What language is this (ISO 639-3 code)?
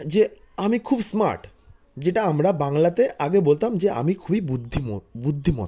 ben